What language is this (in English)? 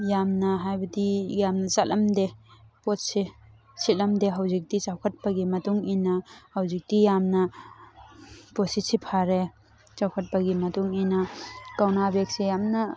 Manipuri